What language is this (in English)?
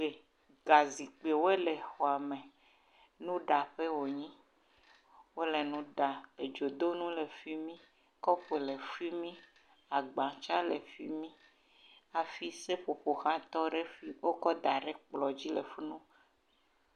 Ewe